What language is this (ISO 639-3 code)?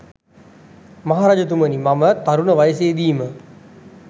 sin